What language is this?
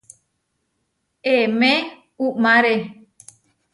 Huarijio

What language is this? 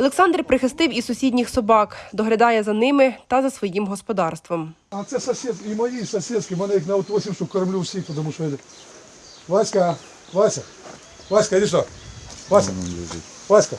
Ukrainian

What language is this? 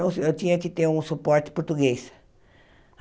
Portuguese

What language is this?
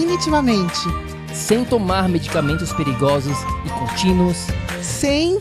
Portuguese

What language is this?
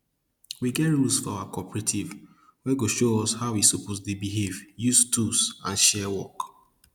Nigerian Pidgin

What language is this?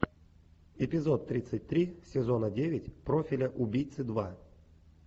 Russian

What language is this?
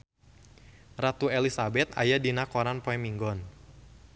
Sundanese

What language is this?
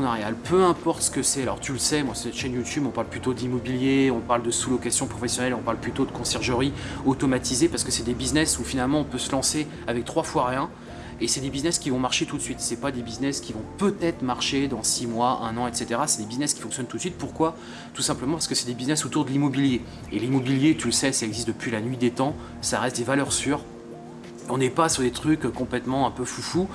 French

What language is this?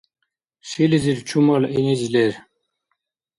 Dargwa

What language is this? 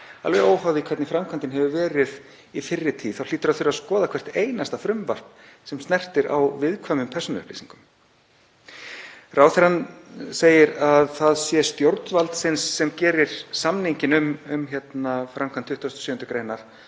Icelandic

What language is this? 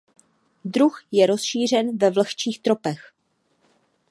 Czech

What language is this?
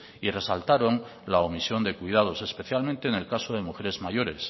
Spanish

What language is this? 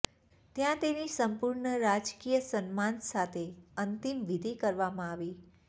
Gujarati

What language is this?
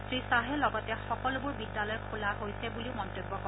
Assamese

